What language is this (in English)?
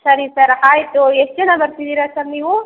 Kannada